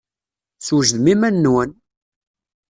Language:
Kabyle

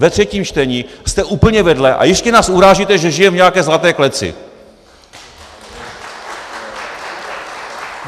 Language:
Czech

